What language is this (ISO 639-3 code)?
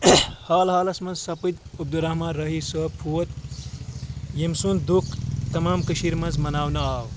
kas